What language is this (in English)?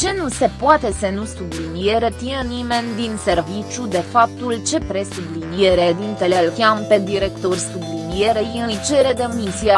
Romanian